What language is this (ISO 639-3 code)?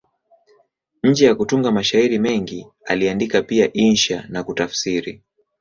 swa